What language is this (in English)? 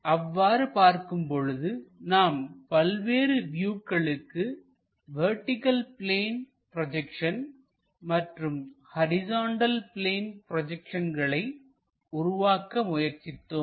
Tamil